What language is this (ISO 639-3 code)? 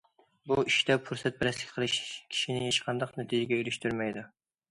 uig